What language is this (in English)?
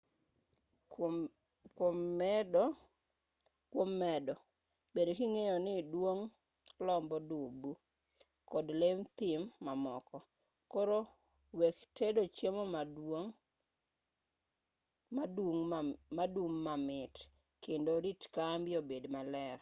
Luo (Kenya and Tanzania)